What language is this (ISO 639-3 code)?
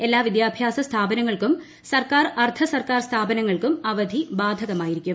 mal